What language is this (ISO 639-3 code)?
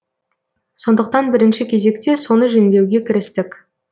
kaz